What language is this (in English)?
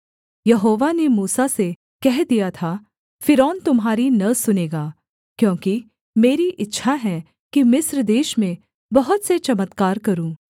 Hindi